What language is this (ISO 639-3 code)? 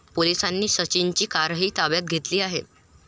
mar